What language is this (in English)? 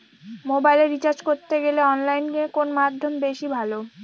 Bangla